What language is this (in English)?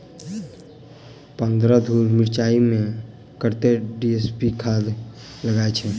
Maithili